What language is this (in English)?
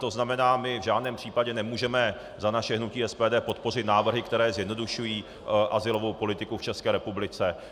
Czech